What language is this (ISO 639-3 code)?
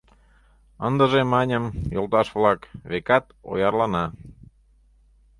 chm